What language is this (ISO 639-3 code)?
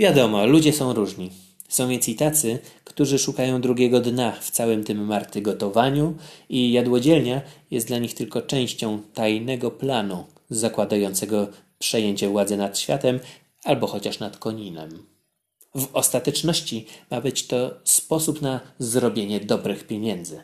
pol